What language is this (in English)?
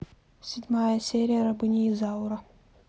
Russian